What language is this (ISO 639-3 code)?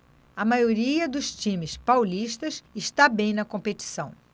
por